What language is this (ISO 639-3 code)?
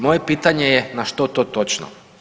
hrv